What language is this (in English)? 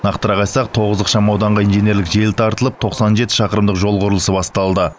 Kazakh